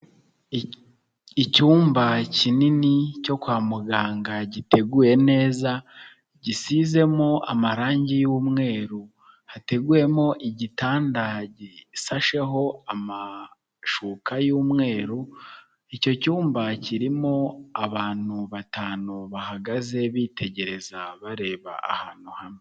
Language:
Kinyarwanda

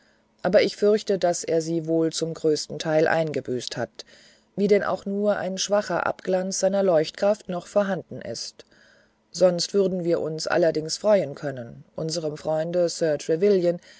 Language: German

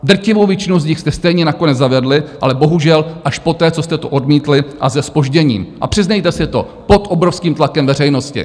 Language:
Czech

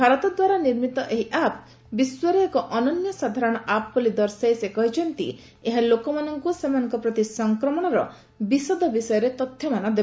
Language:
Odia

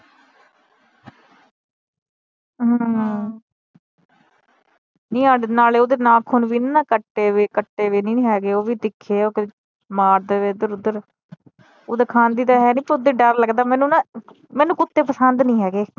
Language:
Punjabi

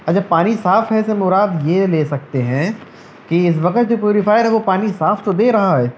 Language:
Urdu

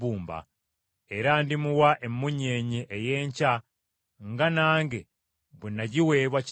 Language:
Ganda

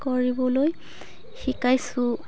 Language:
Assamese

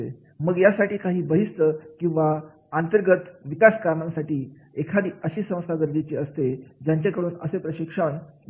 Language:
Marathi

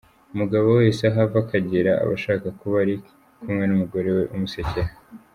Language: Kinyarwanda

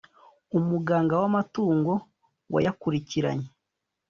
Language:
Kinyarwanda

